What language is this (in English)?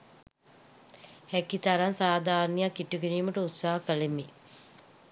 Sinhala